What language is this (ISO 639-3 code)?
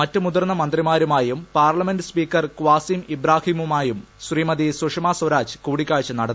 mal